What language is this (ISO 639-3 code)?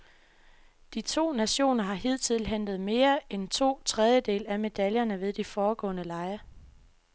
dan